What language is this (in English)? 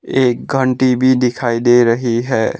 Hindi